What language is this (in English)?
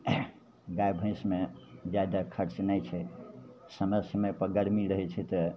Maithili